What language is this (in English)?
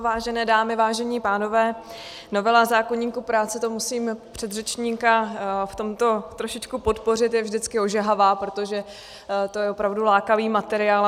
Czech